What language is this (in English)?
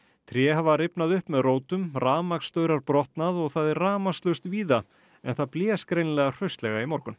Icelandic